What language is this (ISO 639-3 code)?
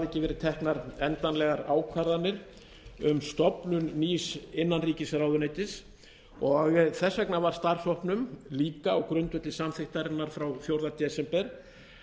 isl